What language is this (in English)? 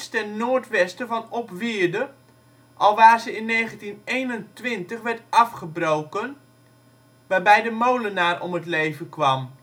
Dutch